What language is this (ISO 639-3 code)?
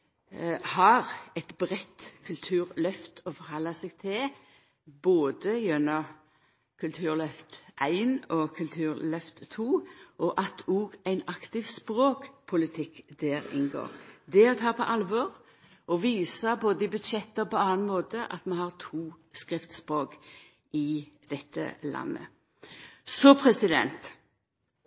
nno